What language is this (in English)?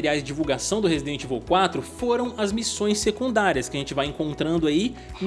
Portuguese